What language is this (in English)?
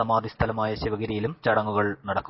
Malayalam